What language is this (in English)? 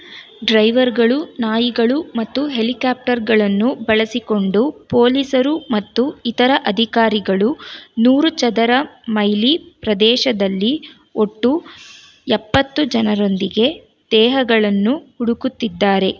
Kannada